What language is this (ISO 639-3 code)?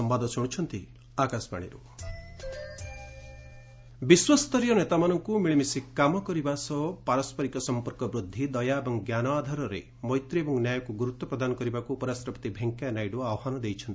ori